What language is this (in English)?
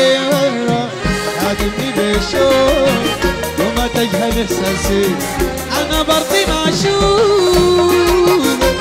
Arabic